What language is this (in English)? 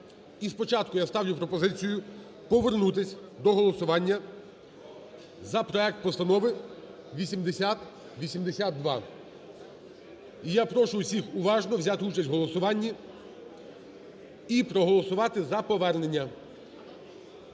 Ukrainian